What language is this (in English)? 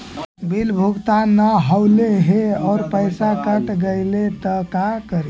Magahi